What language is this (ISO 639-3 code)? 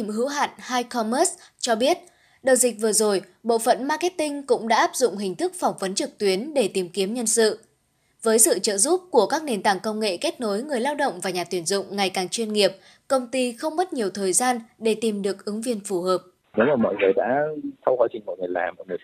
vie